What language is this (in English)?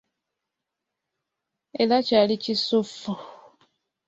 Ganda